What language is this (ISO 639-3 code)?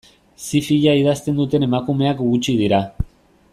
eus